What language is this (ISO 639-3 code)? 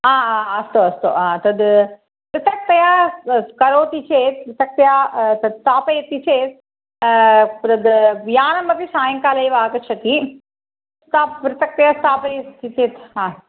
san